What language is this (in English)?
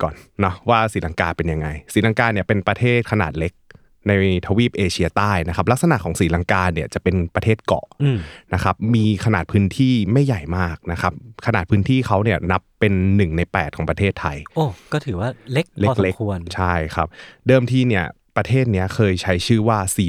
Thai